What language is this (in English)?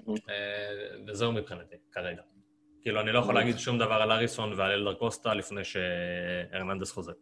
Hebrew